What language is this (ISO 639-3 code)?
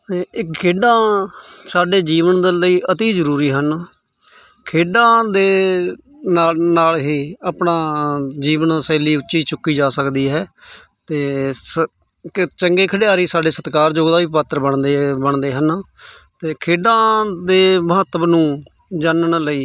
pan